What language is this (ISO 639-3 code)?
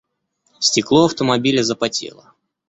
rus